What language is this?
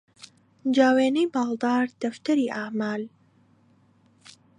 Central Kurdish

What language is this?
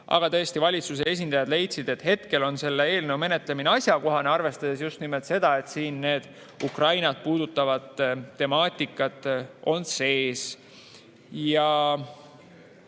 Estonian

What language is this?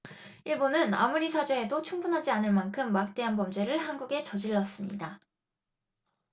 Korean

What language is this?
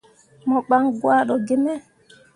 Mundang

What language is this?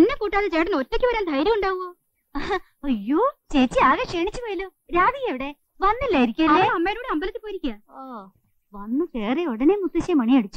Thai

